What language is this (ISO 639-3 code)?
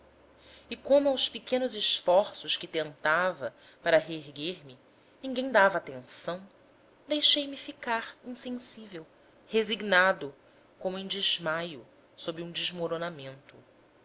por